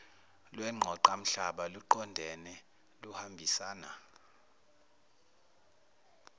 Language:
Zulu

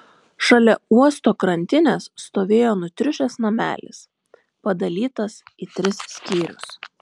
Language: Lithuanian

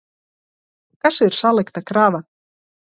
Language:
Latvian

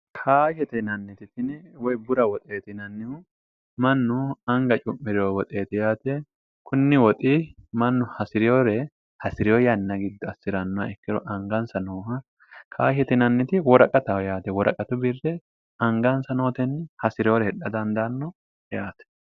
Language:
Sidamo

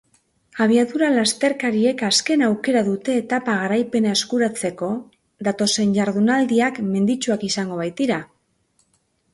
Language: Basque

